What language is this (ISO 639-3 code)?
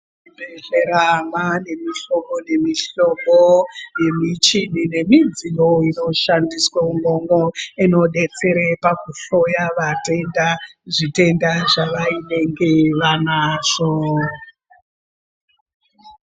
ndc